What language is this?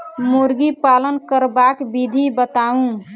Maithili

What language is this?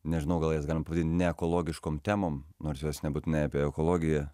Lithuanian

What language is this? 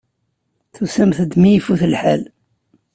Kabyle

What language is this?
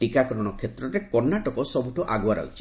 Odia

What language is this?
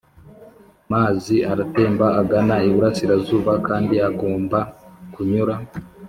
Kinyarwanda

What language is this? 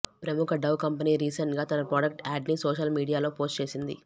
Telugu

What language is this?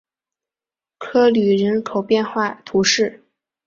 Chinese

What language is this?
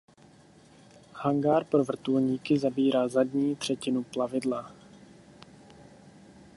Czech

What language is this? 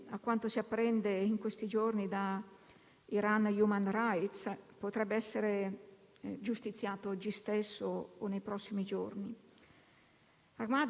Italian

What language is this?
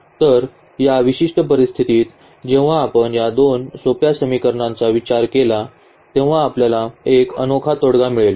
Marathi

